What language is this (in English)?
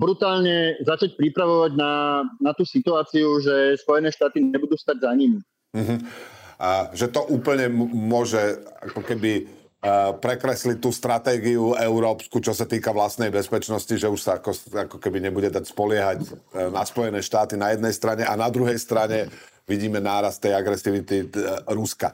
Slovak